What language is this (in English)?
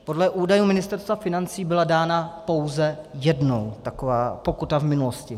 Czech